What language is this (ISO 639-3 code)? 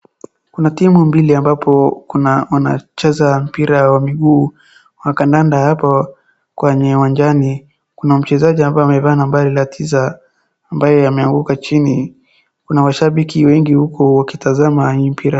swa